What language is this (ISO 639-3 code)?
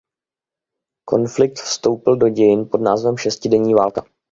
ces